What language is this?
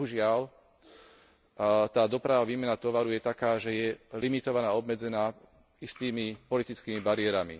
Slovak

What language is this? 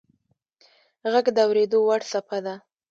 Pashto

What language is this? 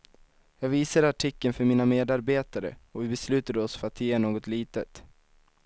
Swedish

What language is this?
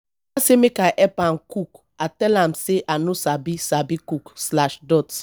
Nigerian Pidgin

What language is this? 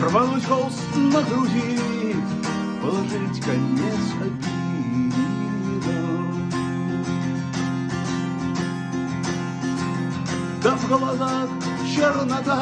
Russian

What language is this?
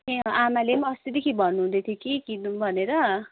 Nepali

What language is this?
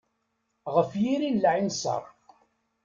Kabyle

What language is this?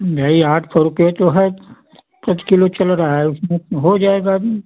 Hindi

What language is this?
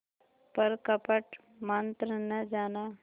Hindi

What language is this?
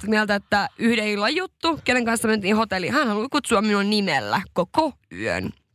Finnish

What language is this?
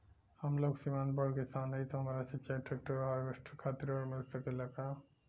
Bhojpuri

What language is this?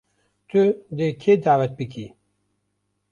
Kurdish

